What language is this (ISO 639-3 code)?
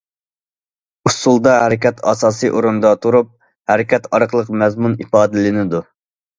uig